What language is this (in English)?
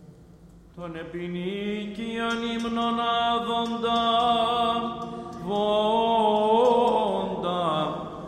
Greek